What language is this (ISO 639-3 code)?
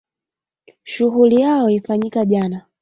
swa